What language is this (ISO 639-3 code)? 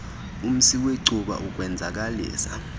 xho